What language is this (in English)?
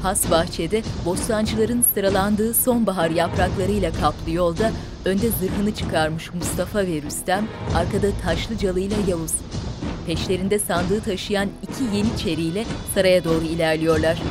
Turkish